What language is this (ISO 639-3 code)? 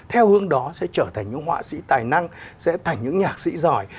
vie